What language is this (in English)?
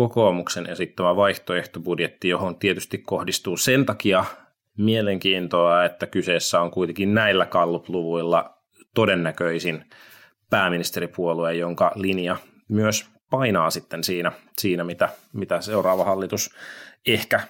Finnish